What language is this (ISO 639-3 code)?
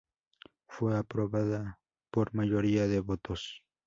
spa